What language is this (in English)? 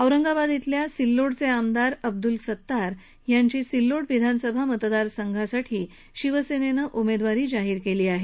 Marathi